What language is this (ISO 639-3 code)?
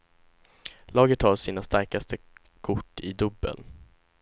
swe